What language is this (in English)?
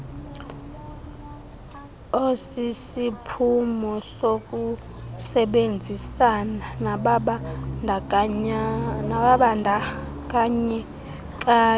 Xhosa